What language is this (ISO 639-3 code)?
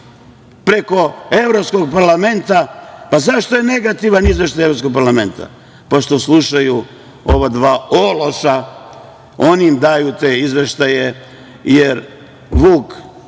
srp